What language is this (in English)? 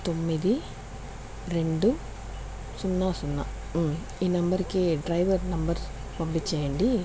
Telugu